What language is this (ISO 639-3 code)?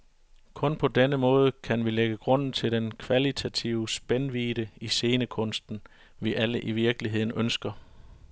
dan